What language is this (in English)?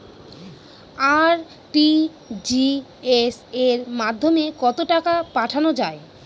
Bangla